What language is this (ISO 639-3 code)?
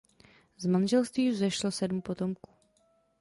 ces